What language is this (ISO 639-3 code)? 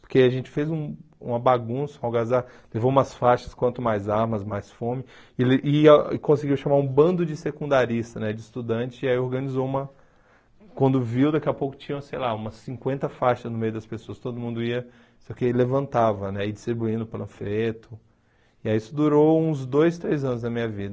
por